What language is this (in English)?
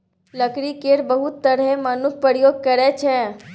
Maithili